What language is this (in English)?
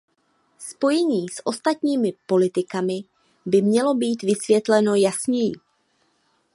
Czech